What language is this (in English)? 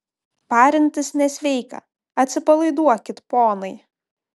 Lithuanian